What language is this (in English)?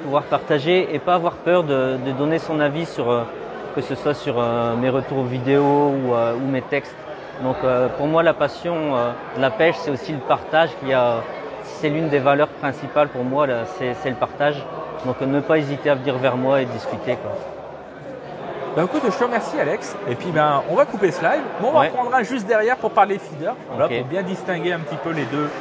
French